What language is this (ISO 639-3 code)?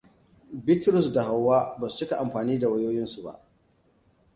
hau